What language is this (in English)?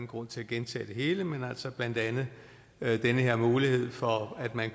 Danish